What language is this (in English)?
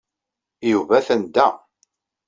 Kabyle